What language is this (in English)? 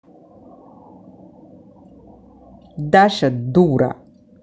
Russian